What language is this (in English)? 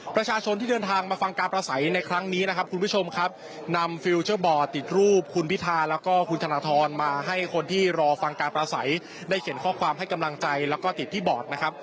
Thai